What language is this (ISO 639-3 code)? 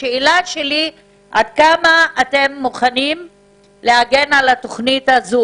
heb